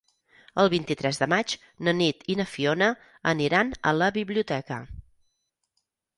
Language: Catalan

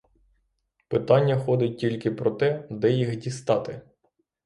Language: Ukrainian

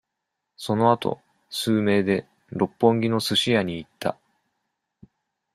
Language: Japanese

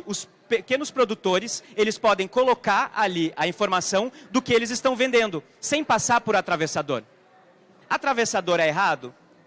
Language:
Portuguese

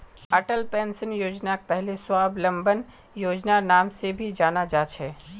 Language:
Magahi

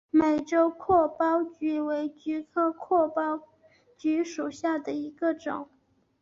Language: Chinese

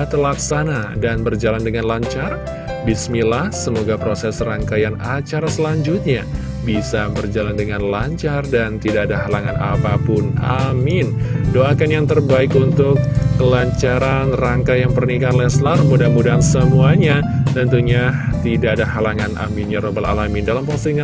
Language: Indonesian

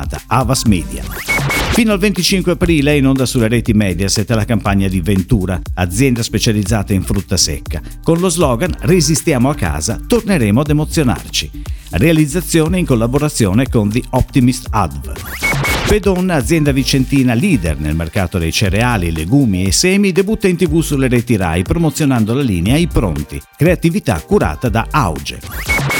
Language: Italian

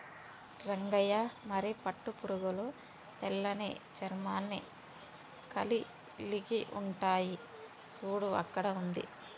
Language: Telugu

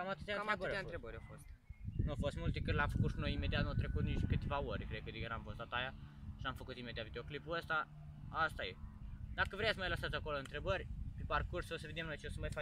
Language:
Romanian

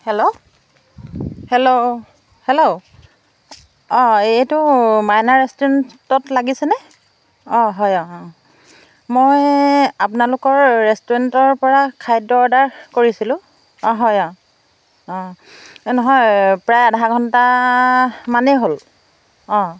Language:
Assamese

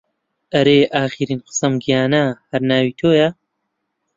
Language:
Central Kurdish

